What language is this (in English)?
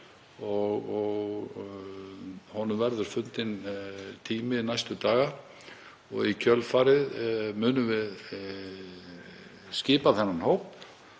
Icelandic